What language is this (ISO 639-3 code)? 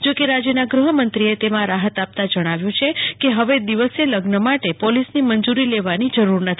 guj